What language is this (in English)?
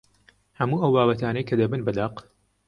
Central Kurdish